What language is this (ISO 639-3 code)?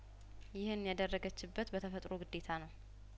amh